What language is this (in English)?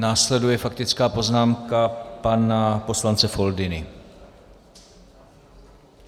Czech